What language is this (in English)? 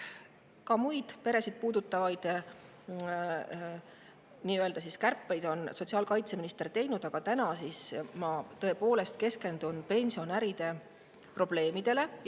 Estonian